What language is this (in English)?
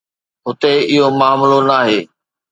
Sindhi